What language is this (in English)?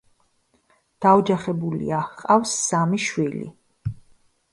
Georgian